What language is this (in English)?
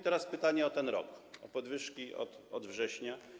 Polish